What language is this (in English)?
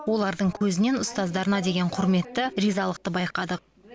Kazakh